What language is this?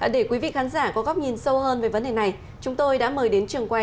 Vietnamese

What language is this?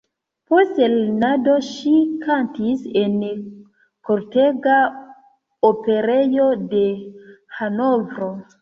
Esperanto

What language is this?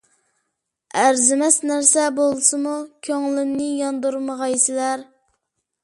Uyghur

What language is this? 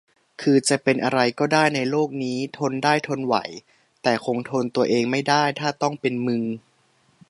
Thai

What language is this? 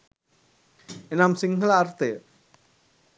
Sinhala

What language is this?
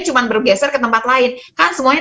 Indonesian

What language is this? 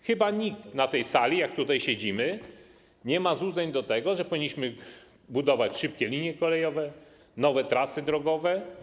Polish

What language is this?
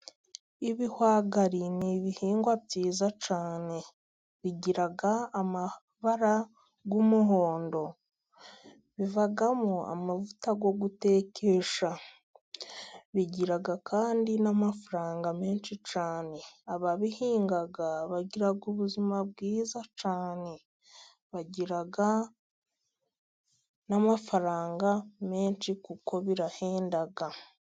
Kinyarwanda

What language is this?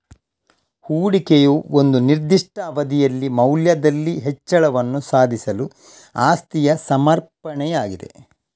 Kannada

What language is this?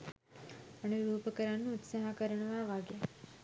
Sinhala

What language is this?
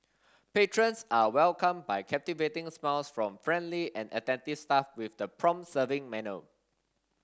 English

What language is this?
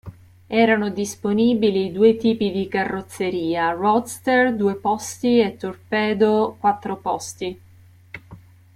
Italian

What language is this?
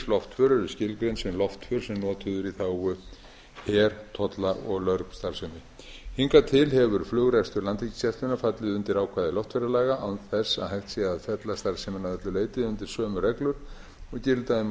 Icelandic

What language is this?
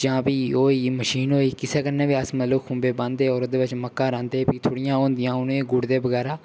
Dogri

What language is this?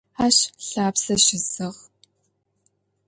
Adyghe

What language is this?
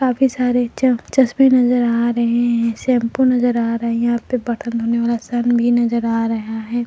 Hindi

